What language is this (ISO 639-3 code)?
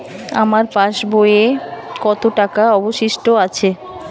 ben